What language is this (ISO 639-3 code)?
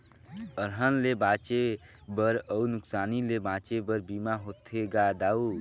hne